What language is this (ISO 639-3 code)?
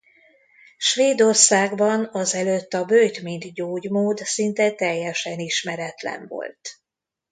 hun